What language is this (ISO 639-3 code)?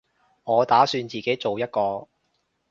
yue